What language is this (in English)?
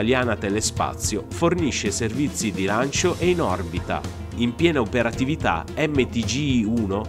Italian